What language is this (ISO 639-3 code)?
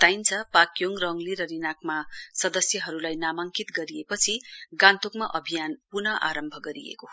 nep